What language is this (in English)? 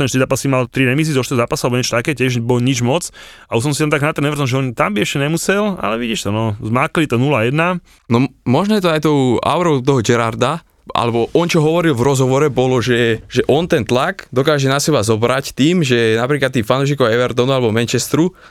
Slovak